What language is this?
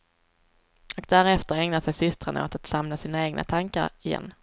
Swedish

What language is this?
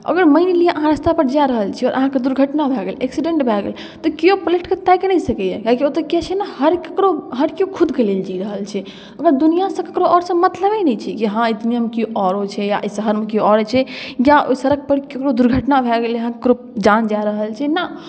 Maithili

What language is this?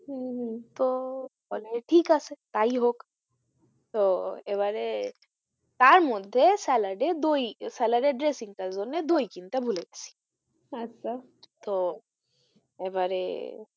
Bangla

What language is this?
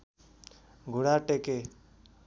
Nepali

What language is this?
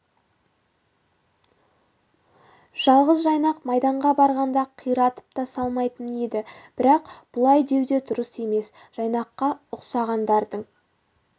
Kazakh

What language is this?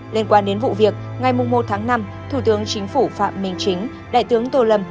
Vietnamese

